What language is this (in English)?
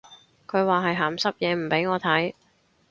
Cantonese